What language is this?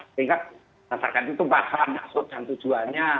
Indonesian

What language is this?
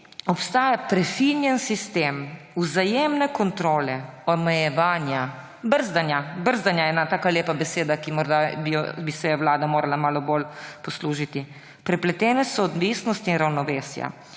Slovenian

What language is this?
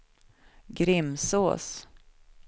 Swedish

